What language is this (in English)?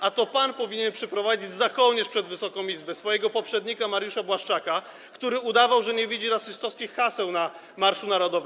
Polish